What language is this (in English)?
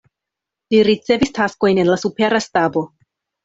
Esperanto